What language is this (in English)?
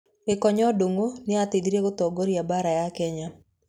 Kikuyu